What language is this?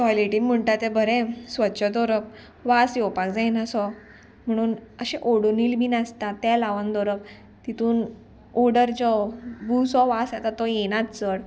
Konkani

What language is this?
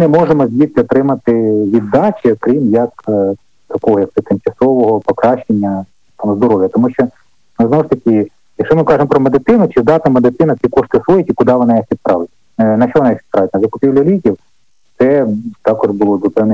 Ukrainian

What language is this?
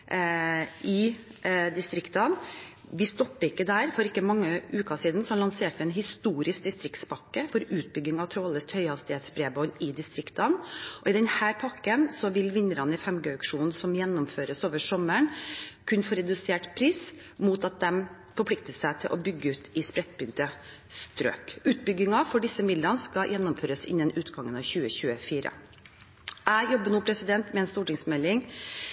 Norwegian Bokmål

